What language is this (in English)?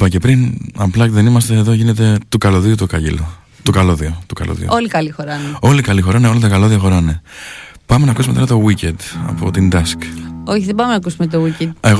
Greek